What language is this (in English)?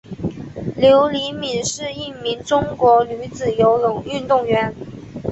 Chinese